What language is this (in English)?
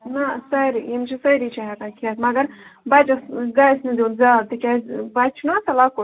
Kashmiri